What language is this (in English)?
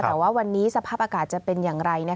Thai